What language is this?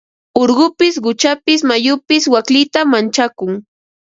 Ambo-Pasco Quechua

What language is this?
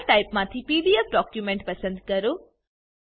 Gujarati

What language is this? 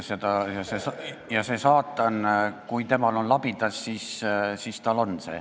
Estonian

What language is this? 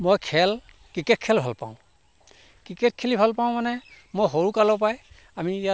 Assamese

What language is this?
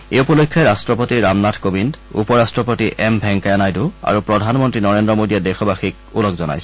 Assamese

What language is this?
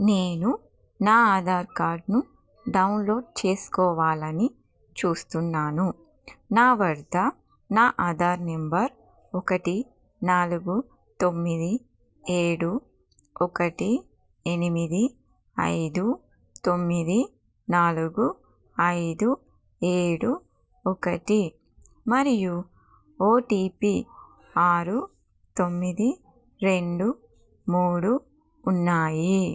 Telugu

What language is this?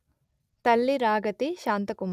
Telugu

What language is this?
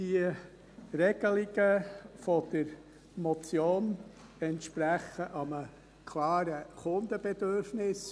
Swiss German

